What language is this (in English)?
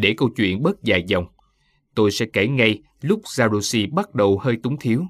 Vietnamese